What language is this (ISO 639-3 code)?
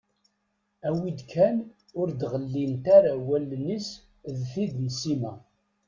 kab